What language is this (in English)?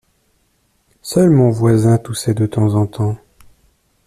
French